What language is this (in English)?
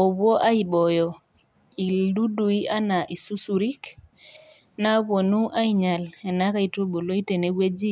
Masai